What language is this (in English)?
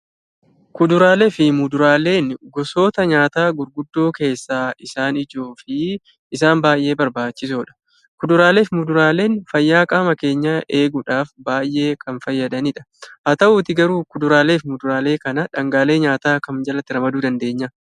Oromo